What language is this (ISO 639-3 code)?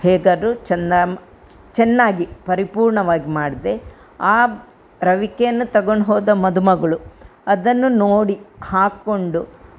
kan